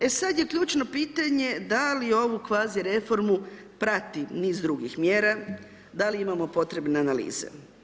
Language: Croatian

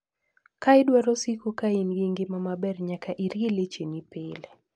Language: Luo (Kenya and Tanzania)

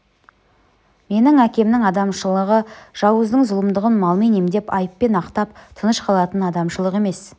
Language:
Kazakh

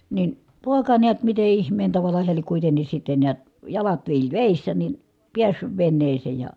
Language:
Finnish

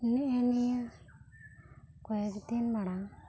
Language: Santali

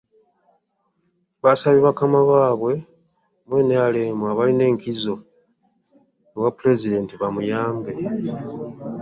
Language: Ganda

